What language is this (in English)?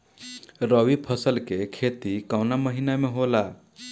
Bhojpuri